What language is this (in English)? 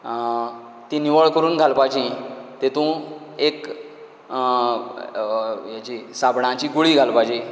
Konkani